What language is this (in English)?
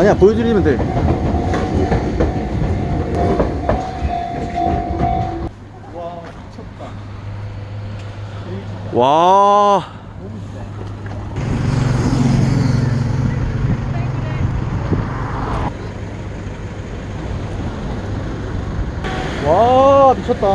Korean